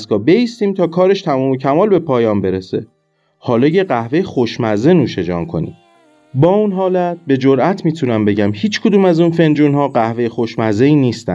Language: Persian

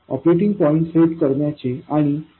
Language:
Marathi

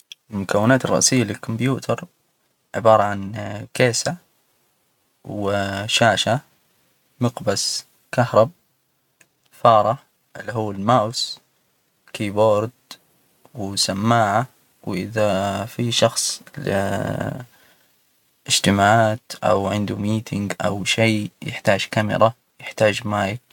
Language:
Hijazi Arabic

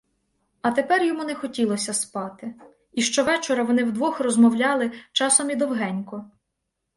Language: Ukrainian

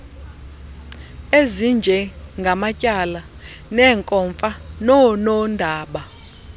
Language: Xhosa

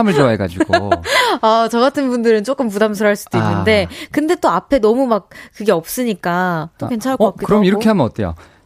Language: Korean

